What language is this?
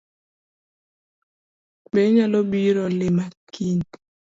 Luo (Kenya and Tanzania)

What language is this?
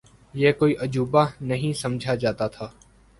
Urdu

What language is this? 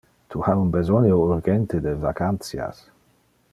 Interlingua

